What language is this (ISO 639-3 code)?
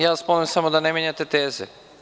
srp